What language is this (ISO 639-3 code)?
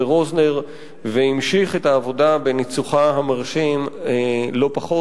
heb